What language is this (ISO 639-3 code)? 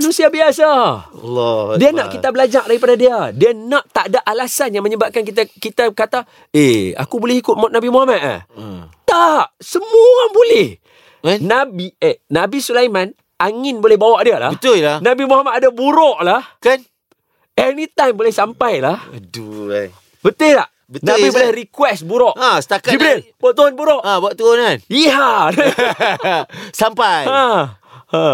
msa